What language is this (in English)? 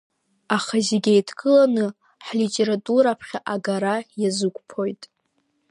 Abkhazian